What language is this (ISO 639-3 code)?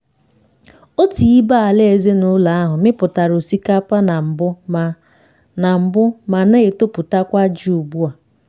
ibo